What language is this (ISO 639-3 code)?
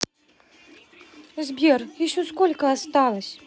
rus